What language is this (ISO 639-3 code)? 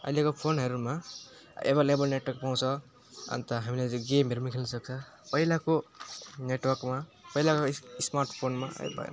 nep